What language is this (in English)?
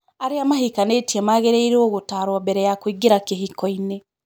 Kikuyu